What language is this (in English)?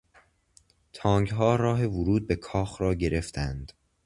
Persian